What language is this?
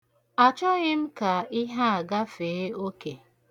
Igbo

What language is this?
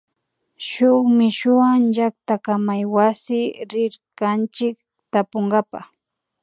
Imbabura Highland Quichua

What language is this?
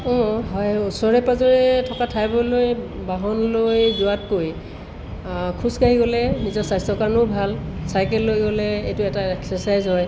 Assamese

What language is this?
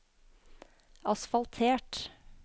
Norwegian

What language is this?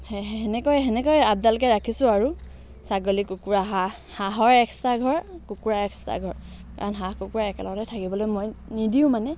Assamese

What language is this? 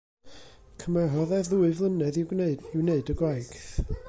Welsh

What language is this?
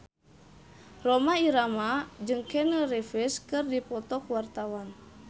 Sundanese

